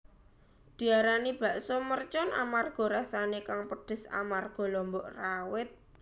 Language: Javanese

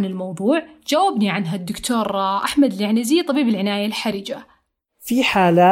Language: Arabic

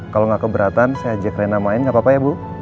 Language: Indonesian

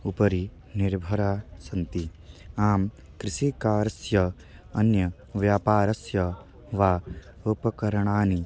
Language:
Sanskrit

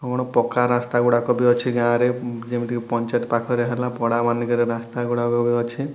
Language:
Odia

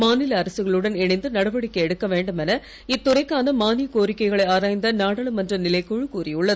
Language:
Tamil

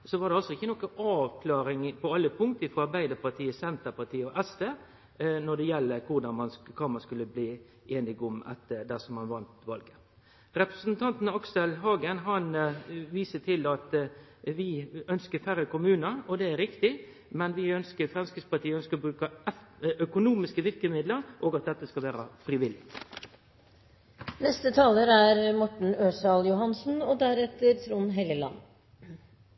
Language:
Norwegian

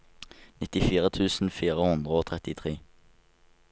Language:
Norwegian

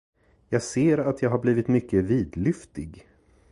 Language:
Swedish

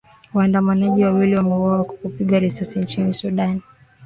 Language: Swahili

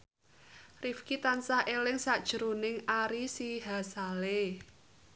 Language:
Javanese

